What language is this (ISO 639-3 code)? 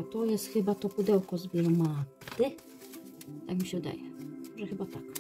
pol